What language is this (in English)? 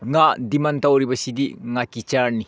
Manipuri